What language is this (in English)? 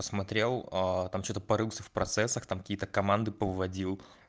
Russian